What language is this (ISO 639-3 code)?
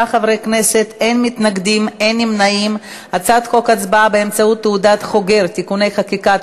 heb